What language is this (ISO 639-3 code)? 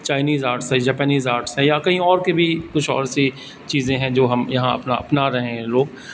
urd